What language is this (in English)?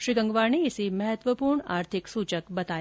Hindi